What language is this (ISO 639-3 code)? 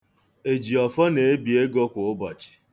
ibo